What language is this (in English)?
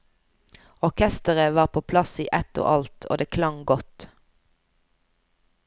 Norwegian